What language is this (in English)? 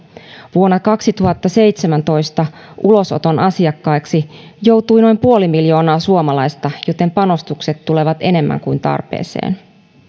Finnish